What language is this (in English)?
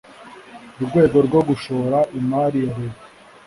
Kinyarwanda